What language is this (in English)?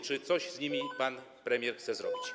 Polish